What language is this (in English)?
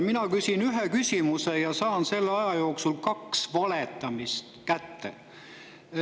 Estonian